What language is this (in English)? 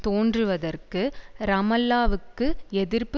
Tamil